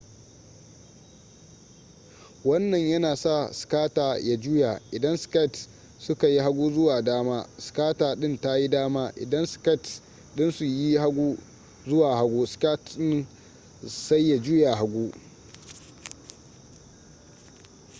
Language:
Hausa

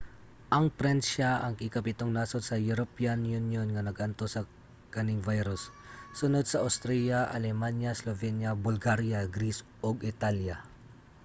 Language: Cebuano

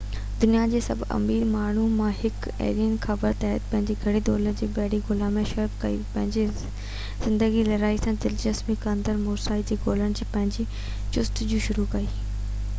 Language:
Sindhi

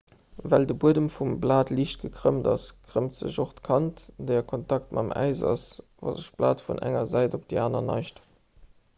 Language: Luxembourgish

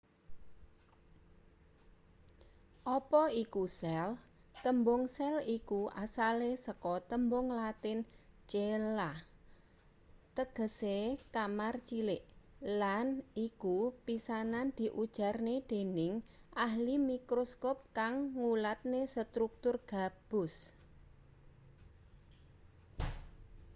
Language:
Javanese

